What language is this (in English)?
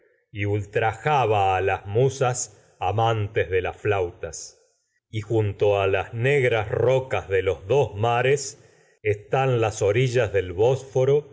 Spanish